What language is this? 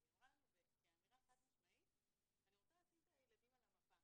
Hebrew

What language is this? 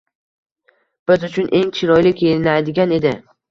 Uzbek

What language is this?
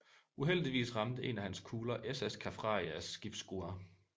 Danish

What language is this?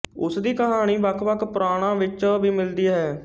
Punjabi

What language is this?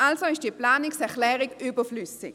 Swiss German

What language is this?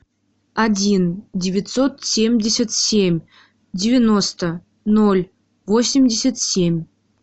Russian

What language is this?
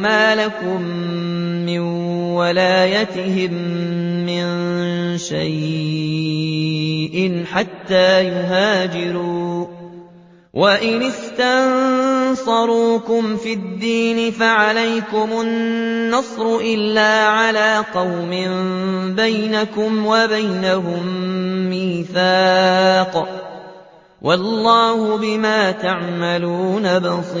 Arabic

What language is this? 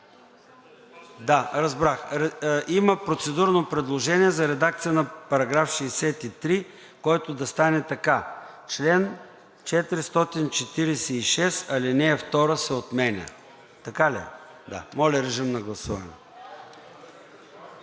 Bulgarian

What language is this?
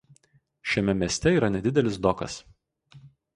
Lithuanian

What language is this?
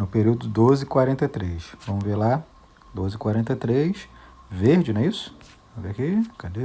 Portuguese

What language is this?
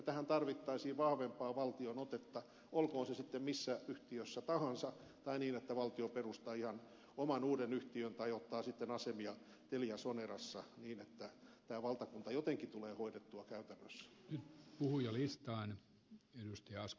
Finnish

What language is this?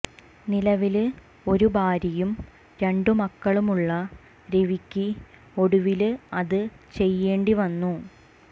Malayalam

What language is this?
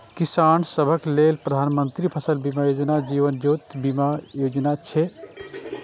Maithili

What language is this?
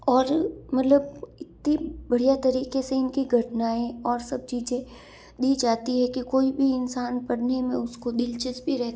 Hindi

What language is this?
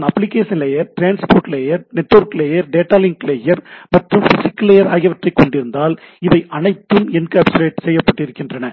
Tamil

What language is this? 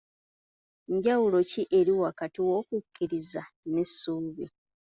Ganda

